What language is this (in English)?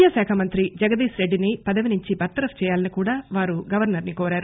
Telugu